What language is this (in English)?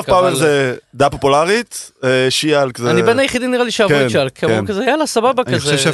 Hebrew